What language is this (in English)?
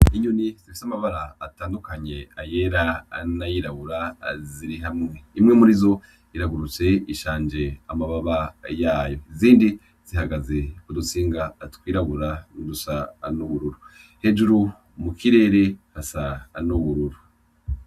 Rundi